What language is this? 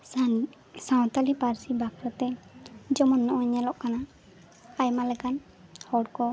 Santali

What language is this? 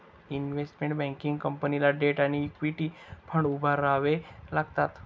Marathi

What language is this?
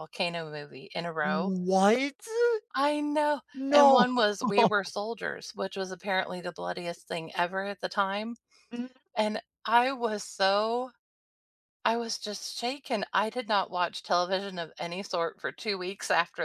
English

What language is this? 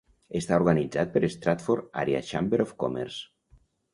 Catalan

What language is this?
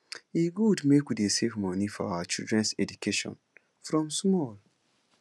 Nigerian Pidgin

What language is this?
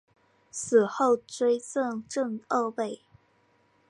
Chinese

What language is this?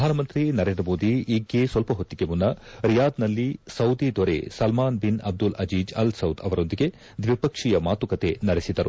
Kannada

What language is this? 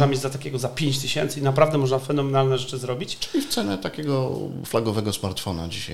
Polish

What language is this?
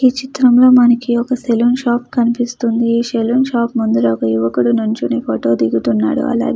Telugu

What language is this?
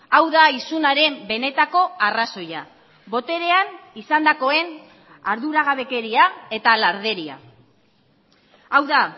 Basque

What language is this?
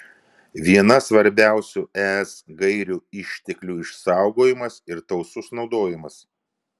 Lithuanian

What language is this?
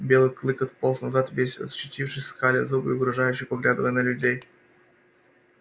Russian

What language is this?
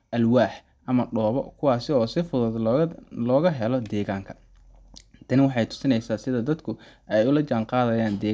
Somali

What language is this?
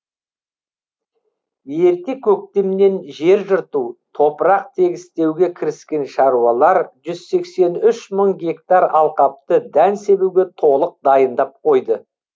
Kazakh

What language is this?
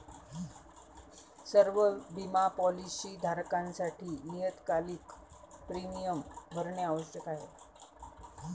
Marathi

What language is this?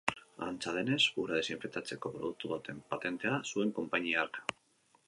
Basque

